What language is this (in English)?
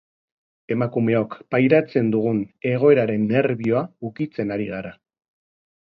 Basque